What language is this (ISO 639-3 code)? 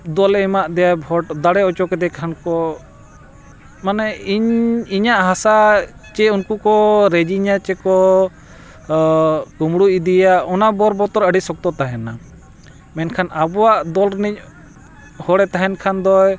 sat